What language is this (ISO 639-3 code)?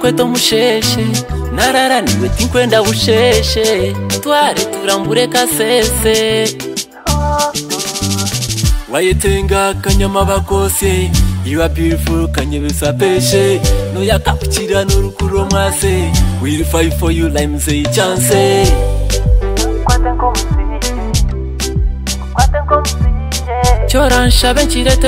ron